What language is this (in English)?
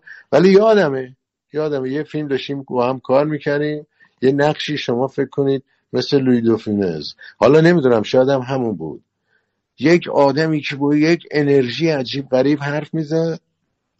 Persian